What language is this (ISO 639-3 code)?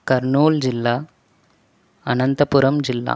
tel